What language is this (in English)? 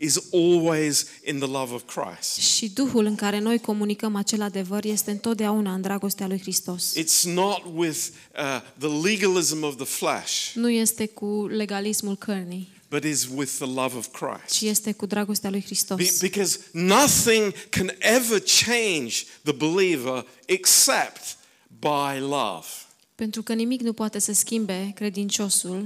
Romanian